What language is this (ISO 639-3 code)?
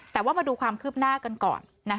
tha